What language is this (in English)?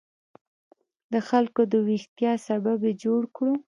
Pashto